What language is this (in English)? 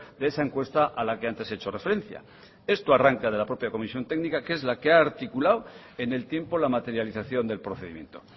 Spanish